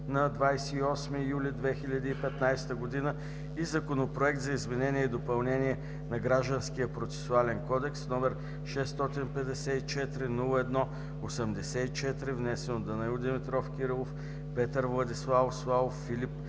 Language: Bulgarian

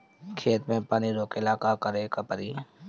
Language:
Bhojpuri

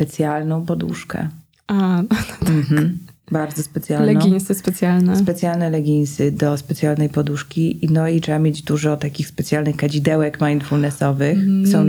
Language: Polish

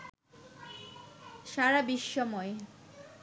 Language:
Bangla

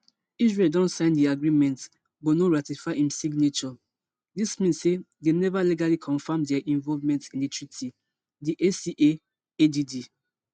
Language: Nigerian Pidgin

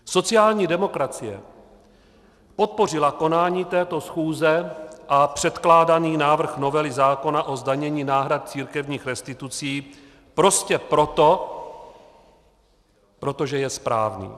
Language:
Czech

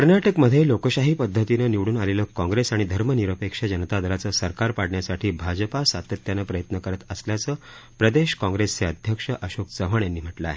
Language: Marathi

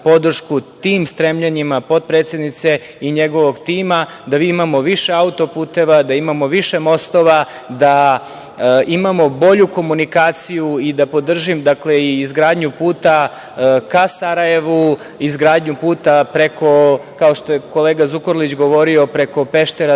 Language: Serbian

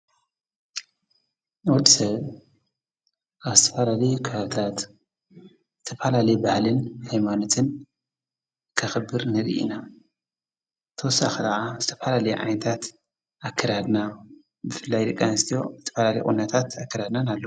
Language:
Tigrinya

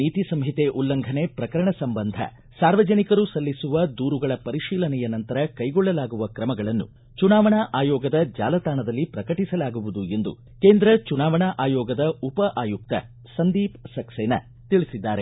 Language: Kannada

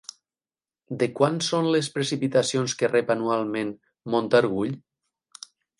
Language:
Catalan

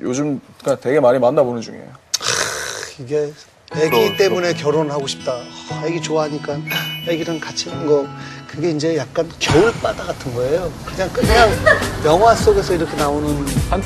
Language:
Korean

